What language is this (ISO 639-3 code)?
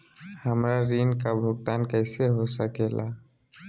mag